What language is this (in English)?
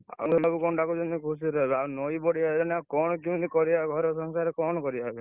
Odia